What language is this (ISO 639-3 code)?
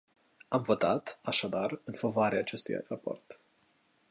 ron